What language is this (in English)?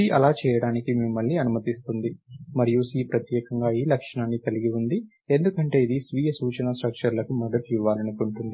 Telugu